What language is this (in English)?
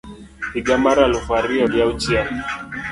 Luo (Kenya and Tanzania)